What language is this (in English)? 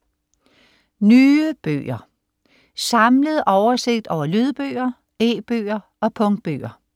Danish